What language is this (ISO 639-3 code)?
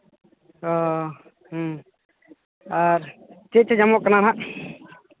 sat